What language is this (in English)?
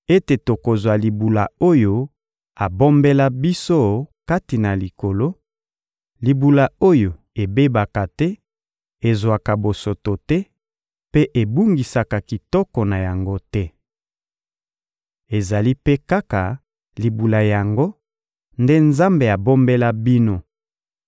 Lingala